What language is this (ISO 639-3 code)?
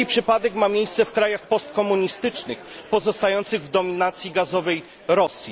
pol